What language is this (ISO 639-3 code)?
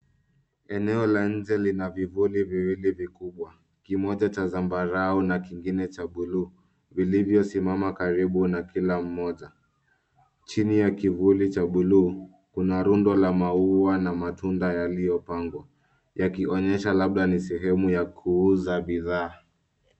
swa